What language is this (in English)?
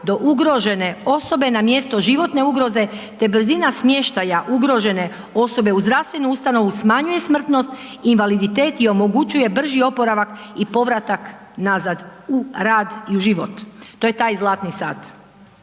Croatian